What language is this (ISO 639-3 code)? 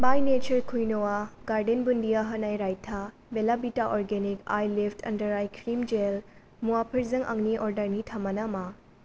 brx